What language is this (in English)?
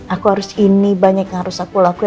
Indonesian